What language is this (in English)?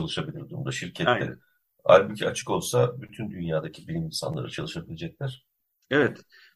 Turkish